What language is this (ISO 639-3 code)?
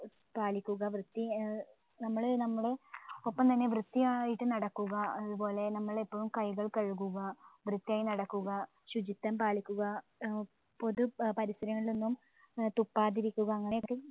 mal